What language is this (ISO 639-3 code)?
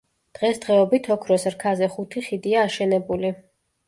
kat